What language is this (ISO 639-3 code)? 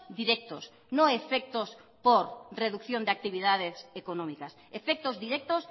spa